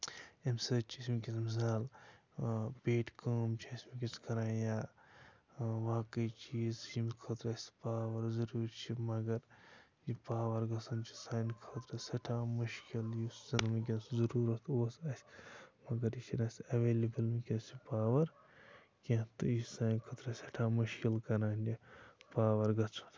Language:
Kashmiri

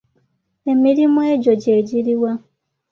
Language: Ganda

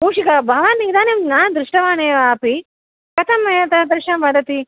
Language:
Sanskrit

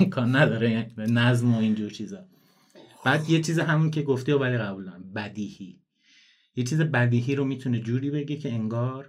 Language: Persian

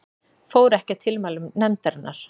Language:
Icelandic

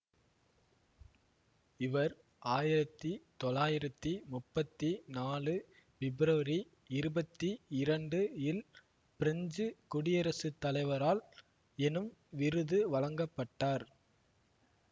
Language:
Tamil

